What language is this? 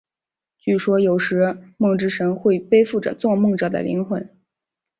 Chinese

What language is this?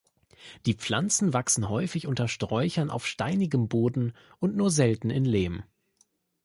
German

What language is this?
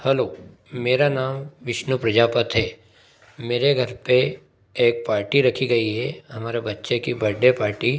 Hindi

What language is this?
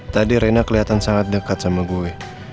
Indonesian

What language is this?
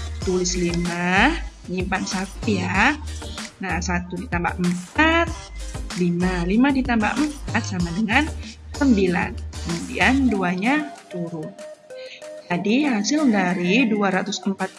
Indonesian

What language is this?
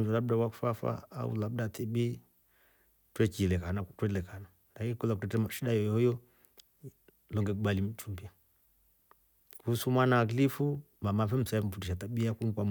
Rombo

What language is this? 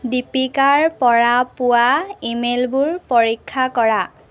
Assamese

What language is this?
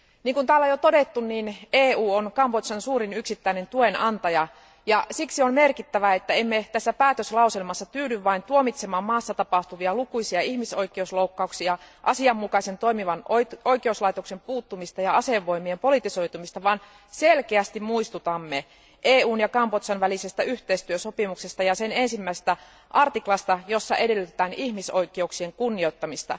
Finnish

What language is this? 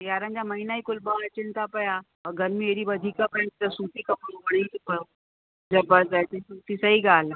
Sindhi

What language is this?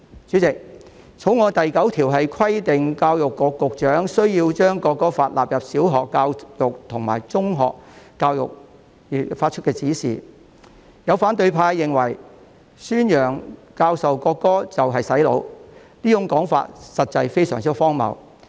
Cantonese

